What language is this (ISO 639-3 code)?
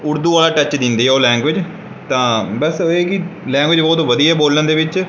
pan